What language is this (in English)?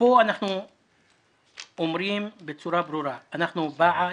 Hebrew